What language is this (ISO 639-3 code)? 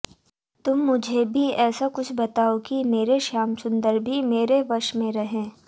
hin